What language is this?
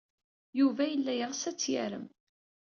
Kabyle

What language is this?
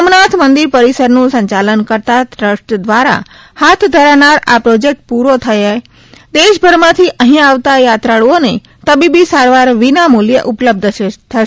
Gujarati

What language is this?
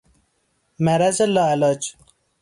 Persian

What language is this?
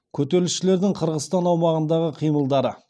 Kazakh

